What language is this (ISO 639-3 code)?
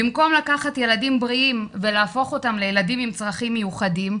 heb